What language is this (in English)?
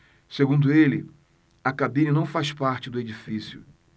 Portuguese